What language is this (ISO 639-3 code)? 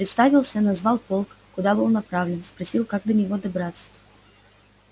rus